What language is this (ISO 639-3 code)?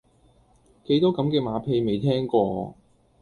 yue